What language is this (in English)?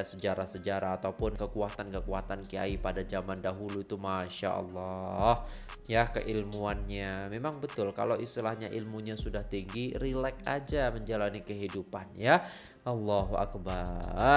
Indonesian